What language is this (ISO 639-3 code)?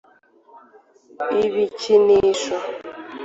kin